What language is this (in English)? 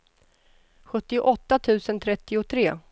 Swedish